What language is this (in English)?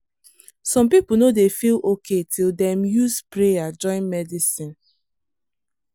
Nigerian Pidgin